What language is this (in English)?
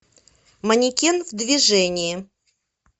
Russian